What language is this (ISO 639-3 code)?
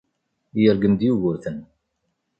kab